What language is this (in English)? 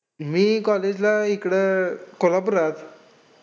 Marathi